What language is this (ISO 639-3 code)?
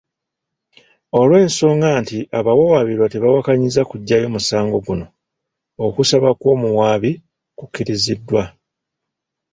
lug